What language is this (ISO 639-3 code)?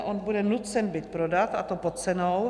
ces